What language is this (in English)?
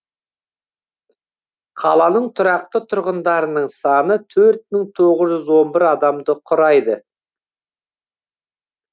Kazakh